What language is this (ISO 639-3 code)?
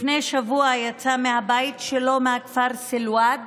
heb